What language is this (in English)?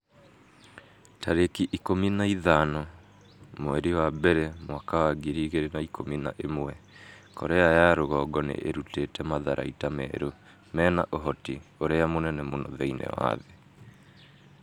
Kikuyu